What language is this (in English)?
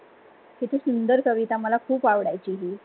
Marathi